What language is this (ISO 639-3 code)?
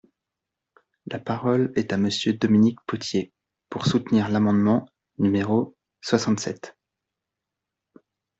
fra